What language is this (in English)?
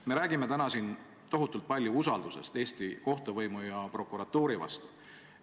Estonian